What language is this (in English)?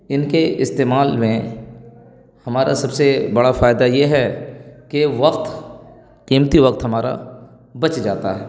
Urdu